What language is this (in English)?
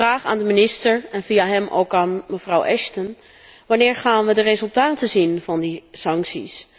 Dutch